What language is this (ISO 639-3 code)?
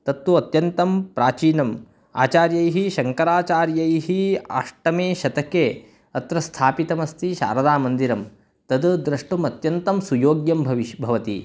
san